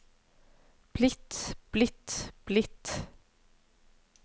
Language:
Norwegian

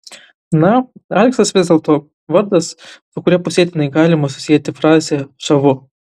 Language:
Lithuanian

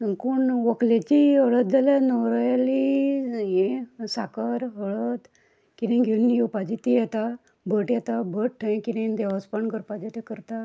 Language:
Konkani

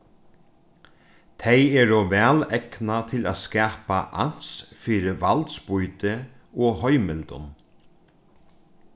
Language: Faroese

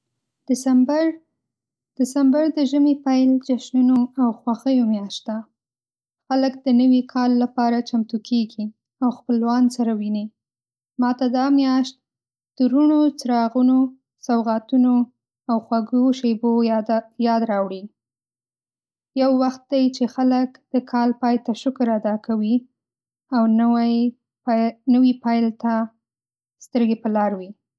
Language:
Pashto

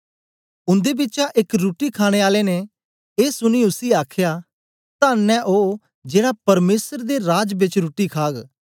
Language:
Dogri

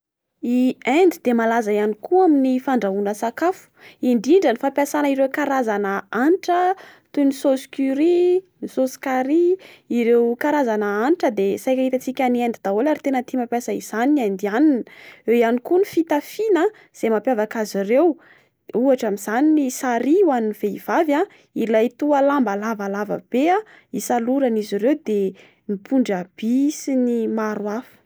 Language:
Malagasy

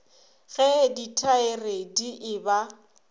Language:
Northern Sotho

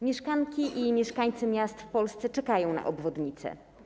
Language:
Polish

